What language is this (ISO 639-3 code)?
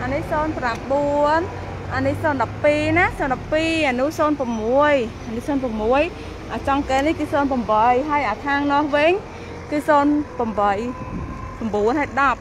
tha